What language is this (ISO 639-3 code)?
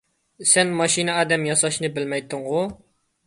uig